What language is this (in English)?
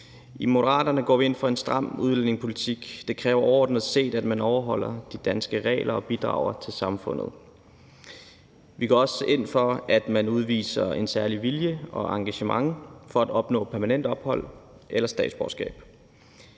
Danish